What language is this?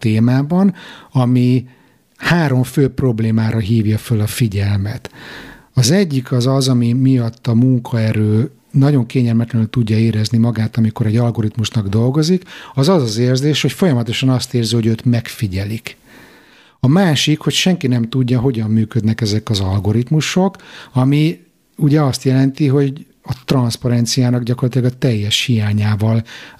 Hungarian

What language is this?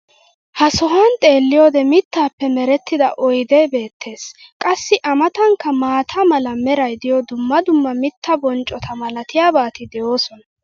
Wolaytta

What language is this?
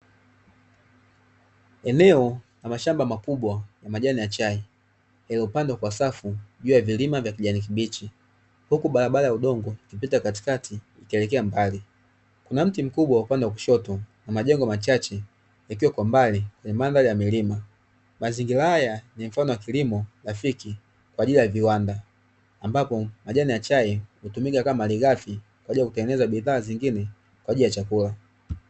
Swahili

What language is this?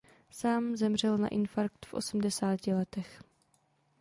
Czech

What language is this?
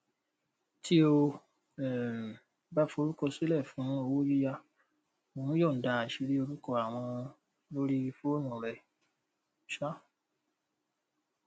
Yoruba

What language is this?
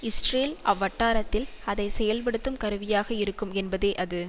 Tamil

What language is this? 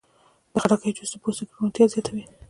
Pashto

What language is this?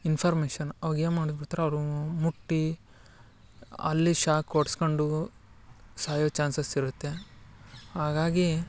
Kannada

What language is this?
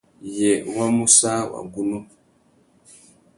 Tuki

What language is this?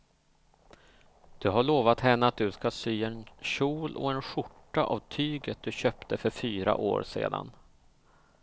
Swedish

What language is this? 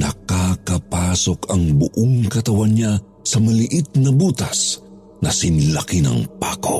Filipino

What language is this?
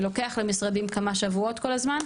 Hebrew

